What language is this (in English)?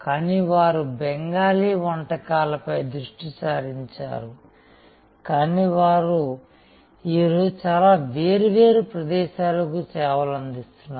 Telugu